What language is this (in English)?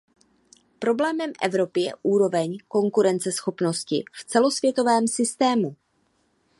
Czech